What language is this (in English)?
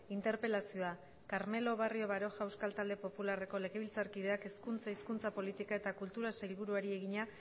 Basque